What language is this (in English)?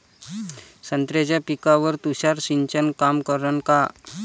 Marathi